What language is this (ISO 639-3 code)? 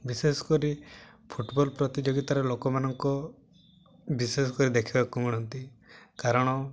ori